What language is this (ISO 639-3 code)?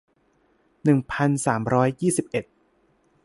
tha